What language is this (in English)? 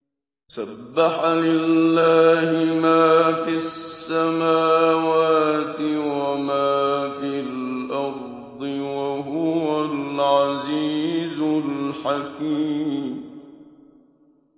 Arabic